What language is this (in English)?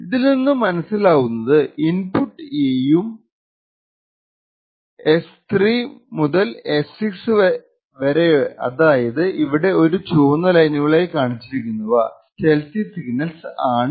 Malayalam